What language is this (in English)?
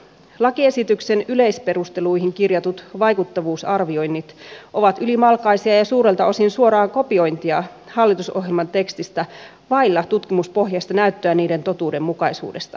Finnish